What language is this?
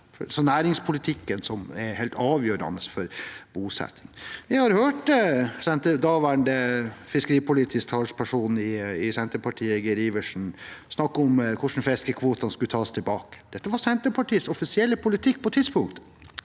Norwegian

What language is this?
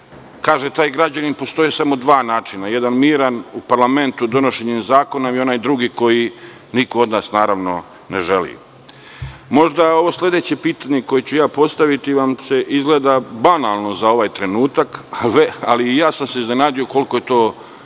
Serbian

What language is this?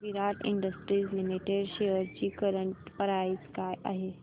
Marathi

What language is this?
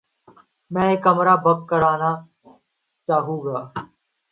Urdu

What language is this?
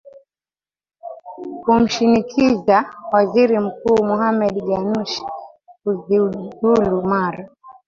Swahili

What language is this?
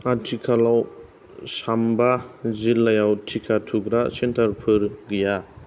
Bodo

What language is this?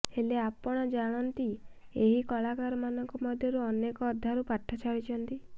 Odia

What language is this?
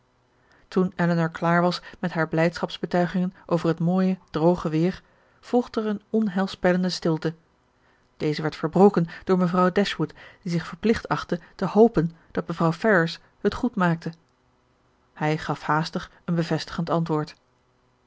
Dutch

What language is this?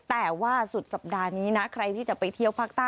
Thai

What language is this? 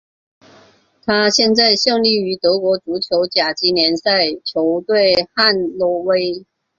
Chinese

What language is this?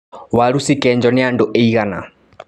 Kikuyu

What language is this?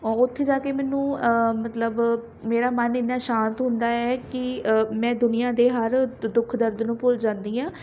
Punjabi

